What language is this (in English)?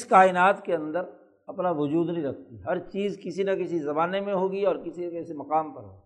Urdu